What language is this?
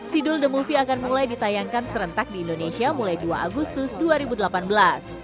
Indonesian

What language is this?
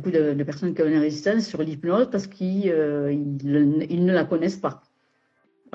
French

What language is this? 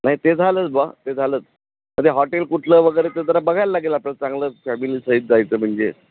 Marathi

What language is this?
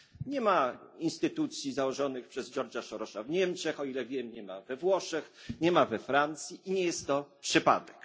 Polish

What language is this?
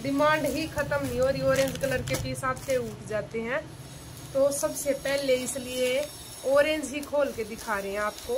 Hindi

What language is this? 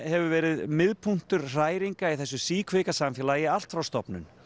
Icelandic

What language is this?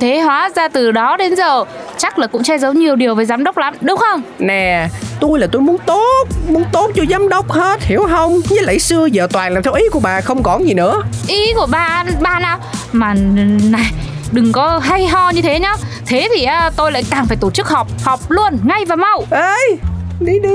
Vietnamese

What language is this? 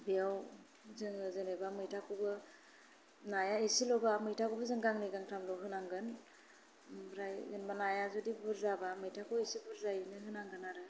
Bodo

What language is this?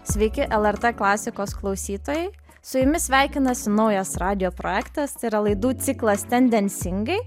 Lithuanian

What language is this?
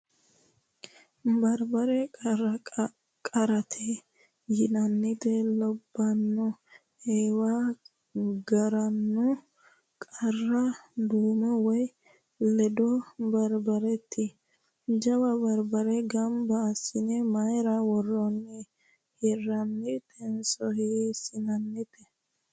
Sidamo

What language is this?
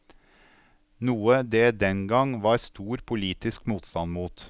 Norwegian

